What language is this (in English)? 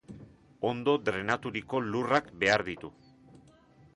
Basque